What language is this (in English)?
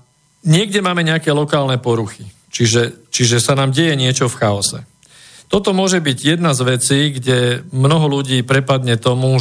Slovak